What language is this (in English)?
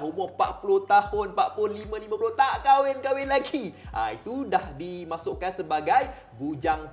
Malay